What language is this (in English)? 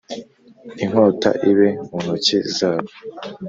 Kinyarwanda